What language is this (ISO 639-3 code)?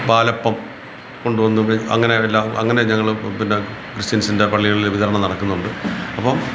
mal